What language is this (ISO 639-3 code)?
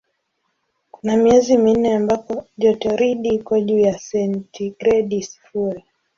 swa